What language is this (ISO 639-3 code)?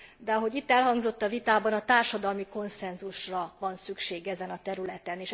hun